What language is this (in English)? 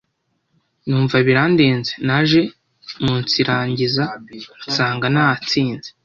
Kinyarwanda